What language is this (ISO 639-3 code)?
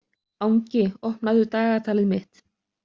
isl